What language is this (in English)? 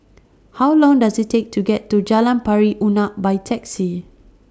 English